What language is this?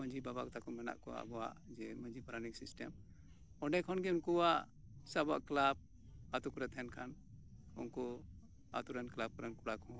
Santali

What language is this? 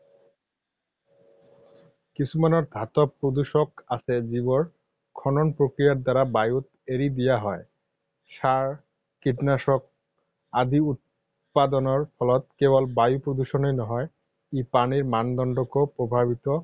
Assamese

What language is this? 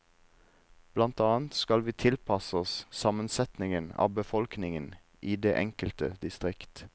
Norwegian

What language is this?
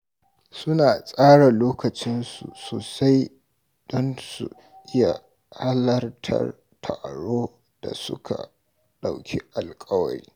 Hausa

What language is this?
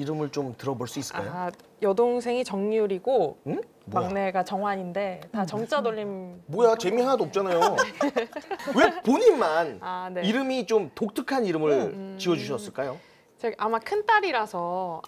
Korean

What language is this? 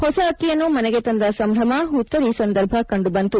Kannada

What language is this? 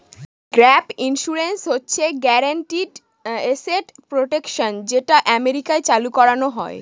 Bangla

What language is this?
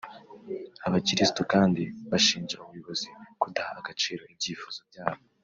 Kinyarwanda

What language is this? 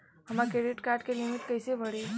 Bhojpuri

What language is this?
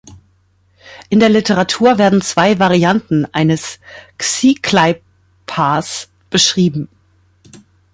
German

